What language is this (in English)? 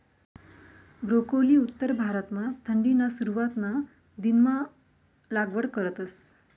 Marathi